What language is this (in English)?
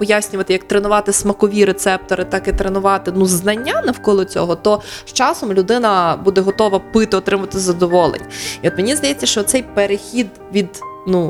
Ukrainian